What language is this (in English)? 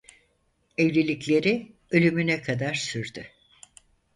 Turkish